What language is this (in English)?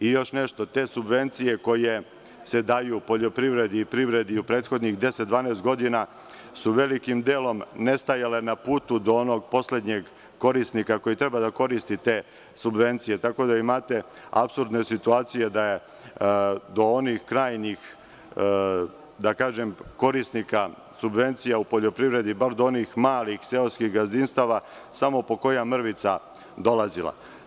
Serbian